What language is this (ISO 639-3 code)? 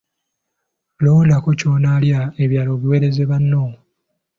lug